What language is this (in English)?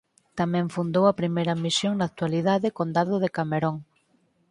Galician